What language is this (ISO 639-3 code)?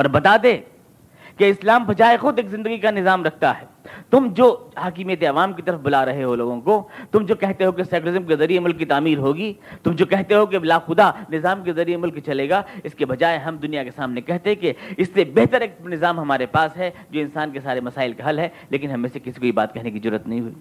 urd